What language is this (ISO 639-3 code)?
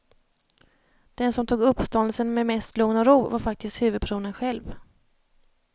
swe